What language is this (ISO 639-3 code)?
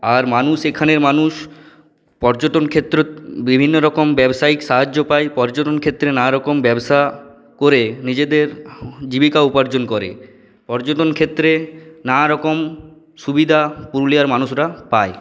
ben